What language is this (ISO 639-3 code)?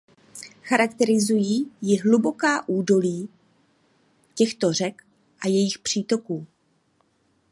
ces